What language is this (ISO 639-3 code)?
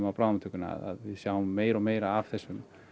isl